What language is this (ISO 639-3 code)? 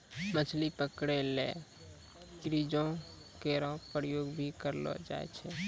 mai